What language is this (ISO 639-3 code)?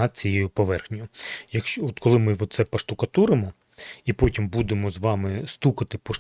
ukr